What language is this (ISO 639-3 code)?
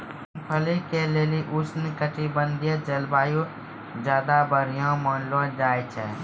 mai